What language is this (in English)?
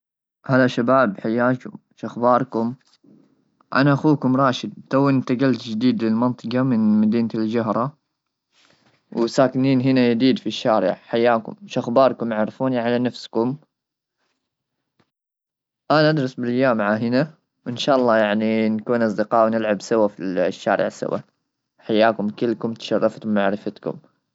Gulf Arabic